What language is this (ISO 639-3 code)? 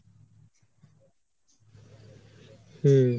ben